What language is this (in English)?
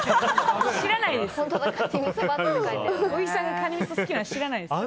Japanese